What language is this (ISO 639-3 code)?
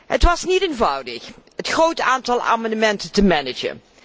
nld